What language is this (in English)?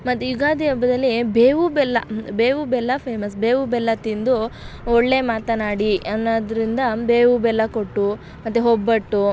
Kannada